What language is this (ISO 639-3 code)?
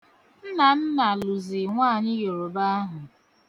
ibo